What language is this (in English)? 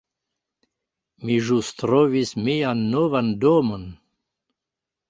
Esperanto